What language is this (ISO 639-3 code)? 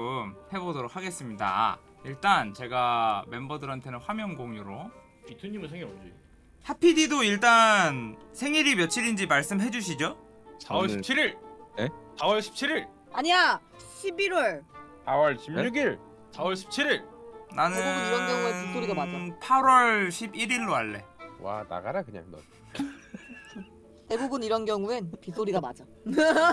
kor